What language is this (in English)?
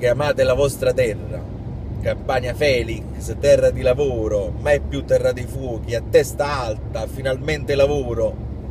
Italian